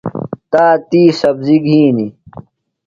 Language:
Phalura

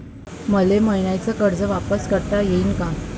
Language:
Marathi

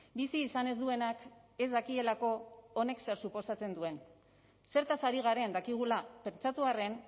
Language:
Basque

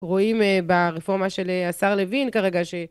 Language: Hebrew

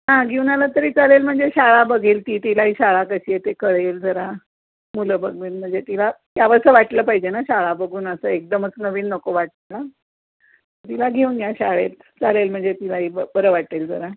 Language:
Marathi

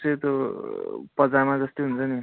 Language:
Nepali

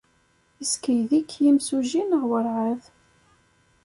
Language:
Kabyle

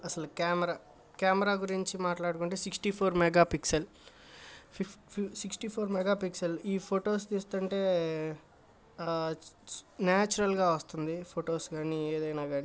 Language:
Telugu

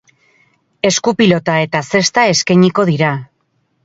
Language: Basque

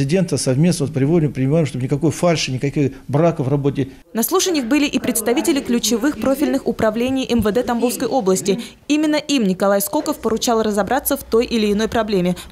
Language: Russian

